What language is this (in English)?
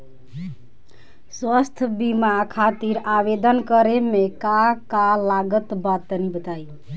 Bhojpuri